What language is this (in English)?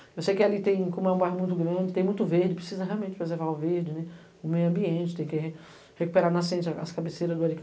Portuguese